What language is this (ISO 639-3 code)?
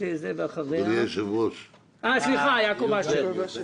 heb